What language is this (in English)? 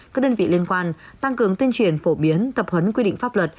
Vietnamese